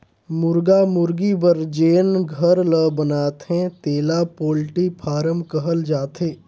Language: Chhattisgarhi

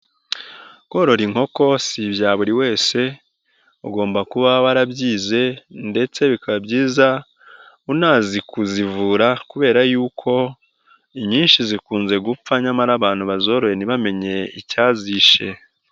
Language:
Kinyarwanda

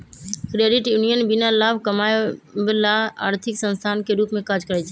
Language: Magahi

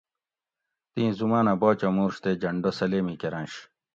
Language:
Gawri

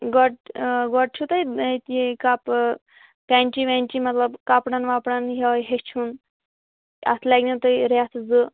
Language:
Kashmiri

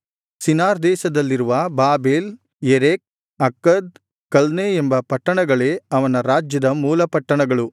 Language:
Kannada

